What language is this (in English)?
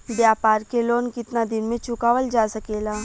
Bhojpuri